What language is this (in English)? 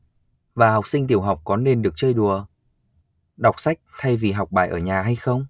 Vietnamese